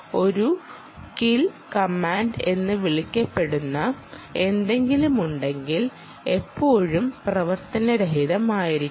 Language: Malayalam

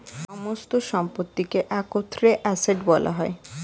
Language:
Bangla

